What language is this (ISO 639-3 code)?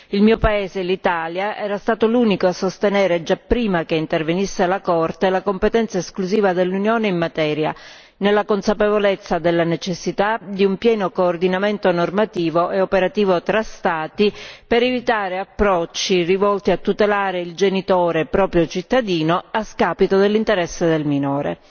ita